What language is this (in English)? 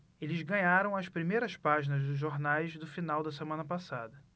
Portuguese